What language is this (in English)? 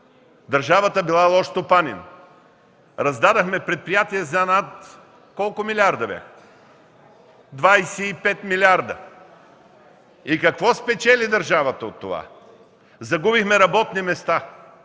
Bulgarian